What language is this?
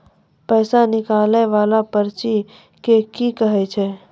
Maithili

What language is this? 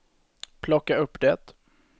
Swedish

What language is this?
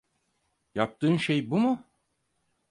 Turkish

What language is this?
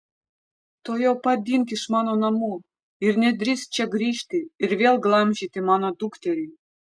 Lithuanian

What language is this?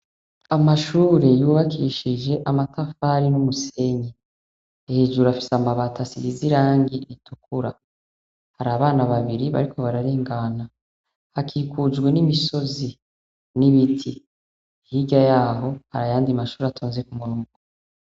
Rundi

